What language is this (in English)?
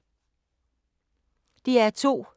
Danish